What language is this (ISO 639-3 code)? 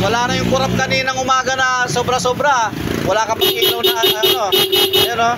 fil